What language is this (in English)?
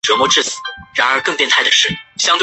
Chinese